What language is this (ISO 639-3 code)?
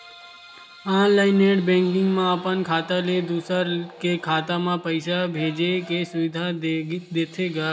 hne